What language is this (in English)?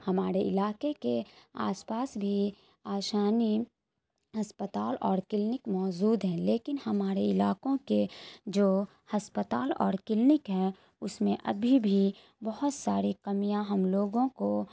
Urdu